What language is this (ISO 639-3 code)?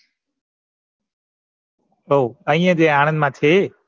guj